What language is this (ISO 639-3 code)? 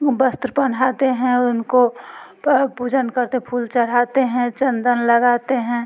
hin